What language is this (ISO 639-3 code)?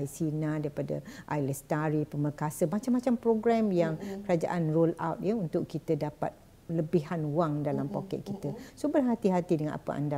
msa